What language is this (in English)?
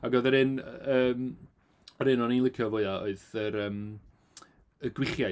Welsh